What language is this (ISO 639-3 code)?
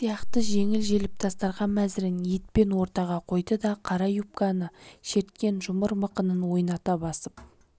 kaz